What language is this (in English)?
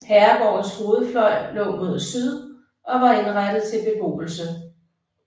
Danish